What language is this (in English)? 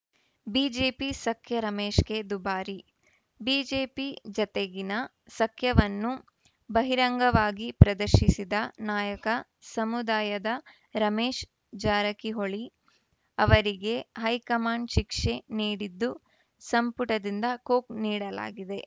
Kannada